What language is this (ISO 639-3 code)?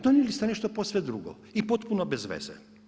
hrv